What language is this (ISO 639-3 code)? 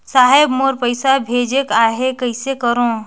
hne